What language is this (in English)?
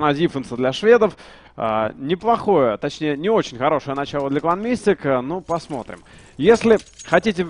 Russian